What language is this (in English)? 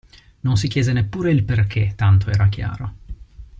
Italian